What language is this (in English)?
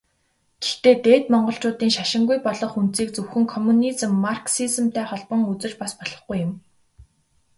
Mongolian